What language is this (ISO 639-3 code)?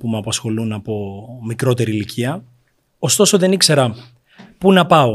ell